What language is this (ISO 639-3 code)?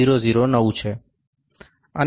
guj